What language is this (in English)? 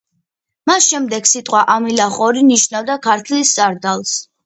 Georgian